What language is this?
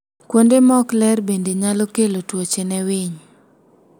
Luo (Kenya and Tanzania)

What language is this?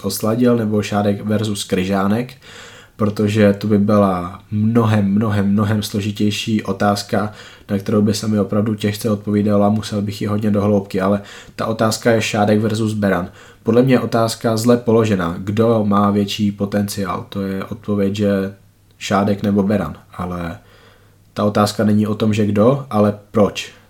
Czech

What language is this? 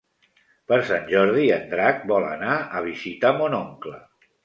Catalan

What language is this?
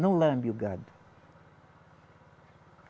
Portuguese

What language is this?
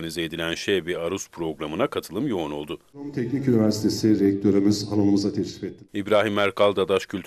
Turkish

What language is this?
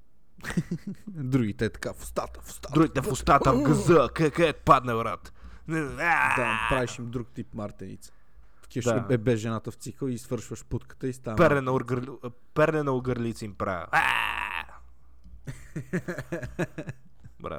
Bulgarian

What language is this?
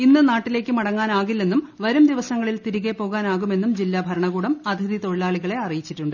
Malayalam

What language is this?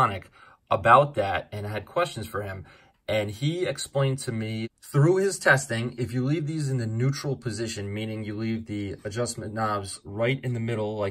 English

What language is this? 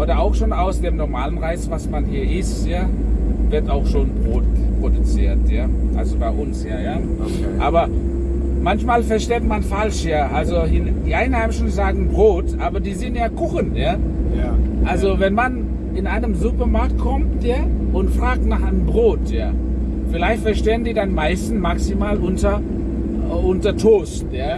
German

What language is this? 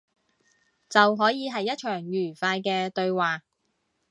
Cantonese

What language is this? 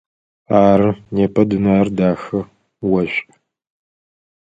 Adyghe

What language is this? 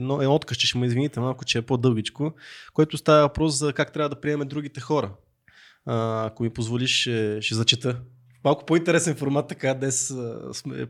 Bulgarian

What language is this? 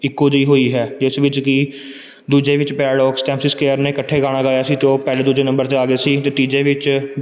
Punjabi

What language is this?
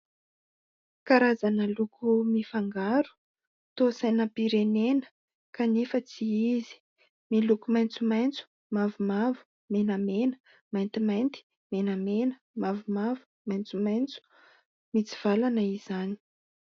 Malagasy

